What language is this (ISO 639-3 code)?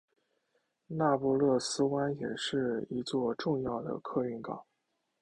zho